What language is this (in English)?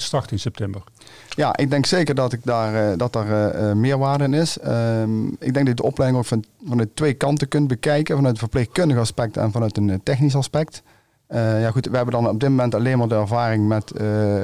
Dutch